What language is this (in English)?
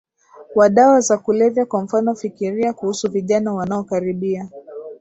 Swahili